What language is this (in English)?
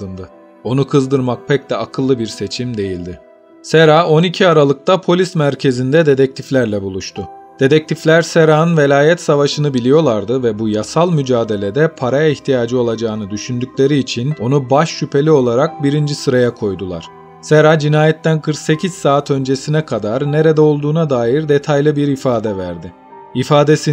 Turkish